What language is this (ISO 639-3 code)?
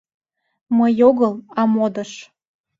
chm